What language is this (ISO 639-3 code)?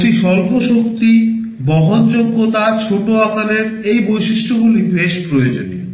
ben